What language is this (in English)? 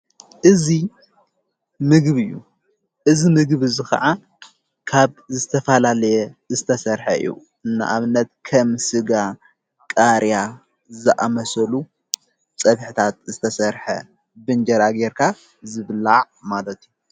Tigrinya